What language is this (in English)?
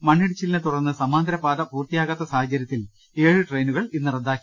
Malayalam